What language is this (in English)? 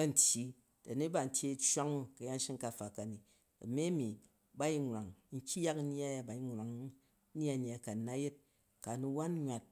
Jju